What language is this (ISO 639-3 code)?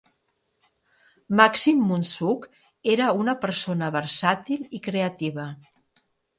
cat